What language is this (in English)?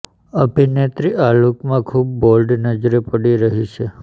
Gujarati